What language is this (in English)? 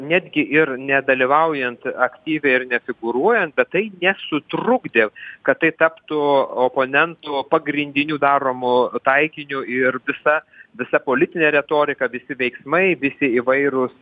Lithuanian